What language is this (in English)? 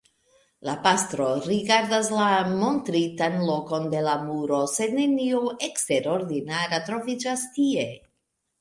Esperanto